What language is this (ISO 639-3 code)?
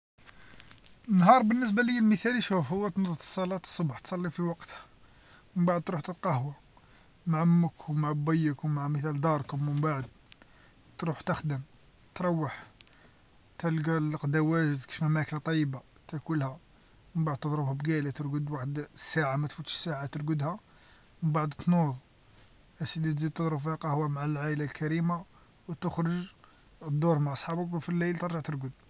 arq